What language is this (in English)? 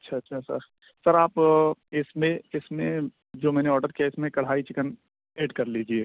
Urdu